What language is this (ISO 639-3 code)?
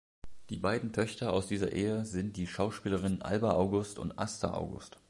deu